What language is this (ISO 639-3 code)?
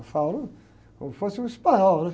por